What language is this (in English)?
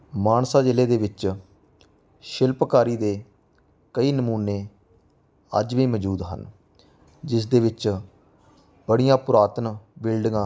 Punjabi